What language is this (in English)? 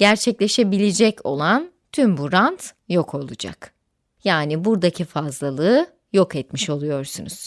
Turkish